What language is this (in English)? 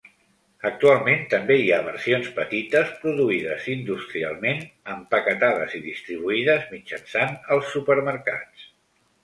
Catalan